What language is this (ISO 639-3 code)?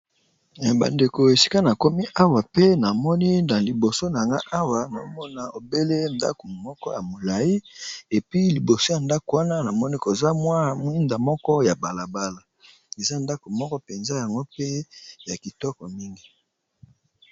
lin